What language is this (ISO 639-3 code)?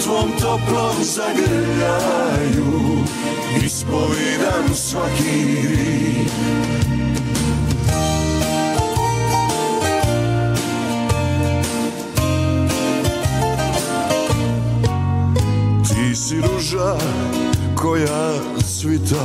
hrv